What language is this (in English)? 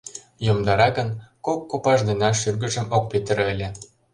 Mari